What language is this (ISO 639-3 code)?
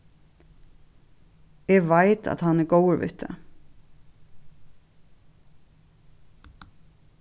fao